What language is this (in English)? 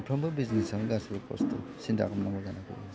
Bodo